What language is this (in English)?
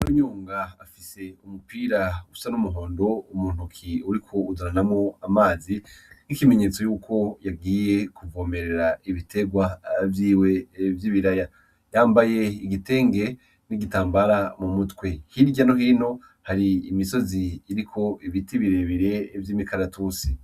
Rundi